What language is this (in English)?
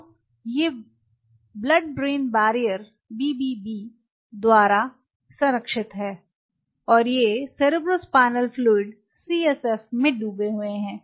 Hindi